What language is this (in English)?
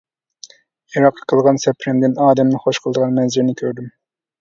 Uyghur